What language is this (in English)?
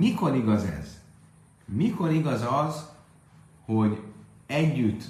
Hungarian